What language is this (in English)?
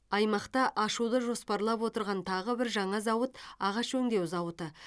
Kazakh